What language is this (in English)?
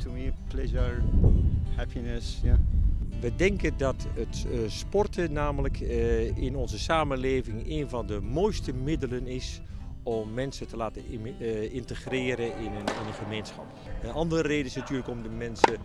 Dutch